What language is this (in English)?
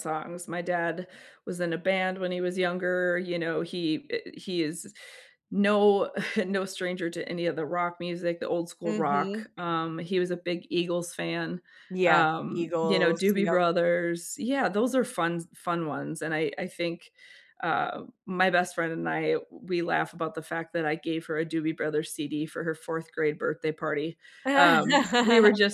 English